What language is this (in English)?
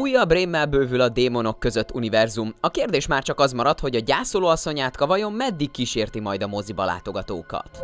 Hungarian